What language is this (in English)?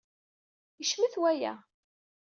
Kabyle